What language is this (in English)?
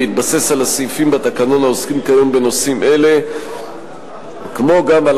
Hebrew